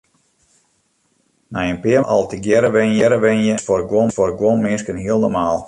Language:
Western Frisian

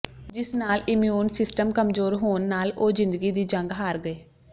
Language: Punjabi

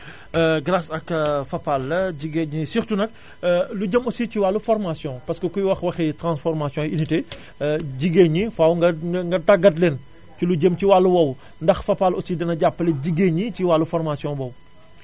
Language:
Wolof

